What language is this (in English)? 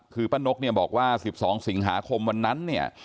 Thai